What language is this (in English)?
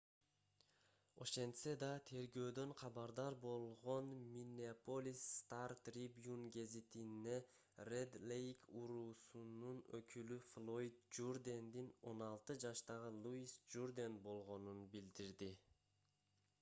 Kyrgyz